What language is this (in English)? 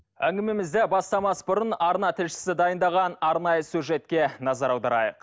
Kazakh